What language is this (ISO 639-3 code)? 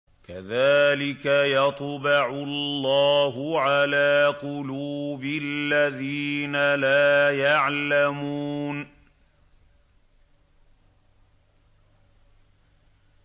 ara